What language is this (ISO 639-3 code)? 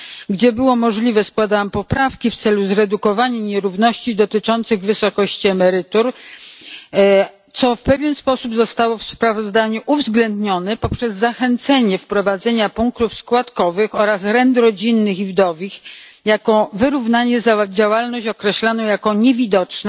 pol